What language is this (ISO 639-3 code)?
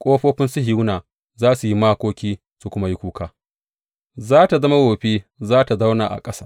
hau